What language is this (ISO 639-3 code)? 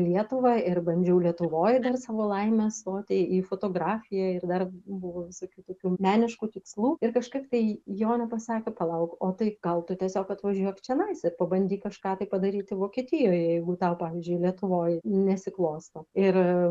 lit